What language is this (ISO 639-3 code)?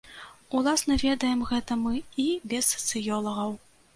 bel